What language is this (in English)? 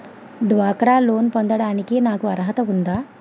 Telugu